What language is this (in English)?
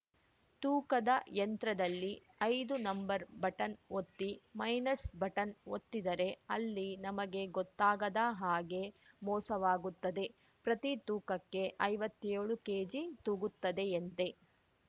Kannada